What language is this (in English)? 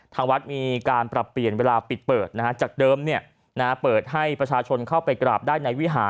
Thai